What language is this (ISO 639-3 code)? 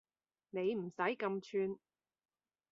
yue